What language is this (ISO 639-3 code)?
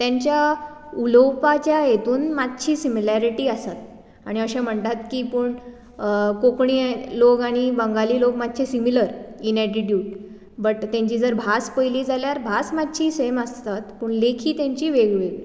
kok